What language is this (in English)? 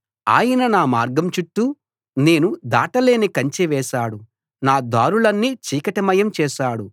Telugu